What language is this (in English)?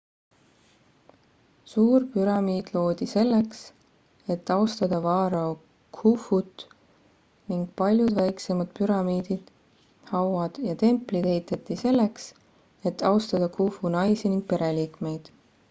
Estonian